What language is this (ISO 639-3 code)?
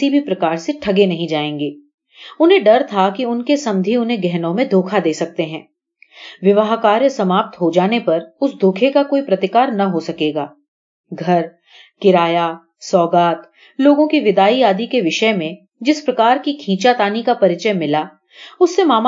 hin